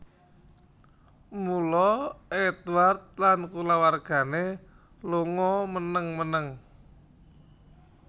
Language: Javanese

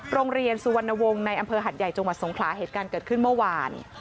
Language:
Thai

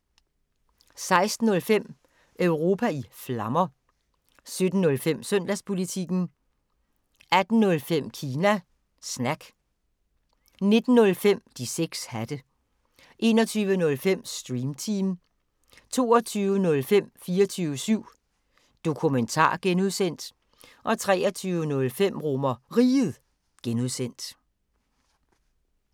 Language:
Danish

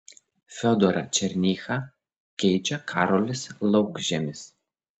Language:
Lithuanian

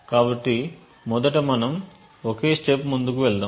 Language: Telugu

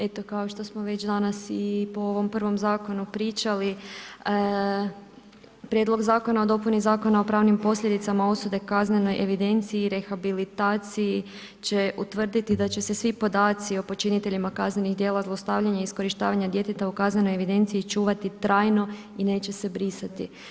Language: Croatian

